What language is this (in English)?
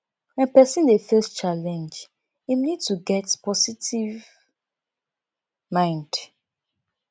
Nigerian Pidgin